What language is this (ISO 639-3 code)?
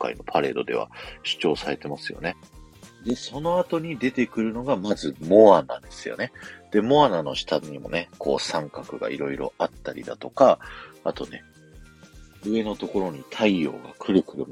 jpn